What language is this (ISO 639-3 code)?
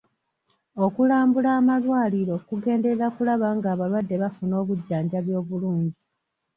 lug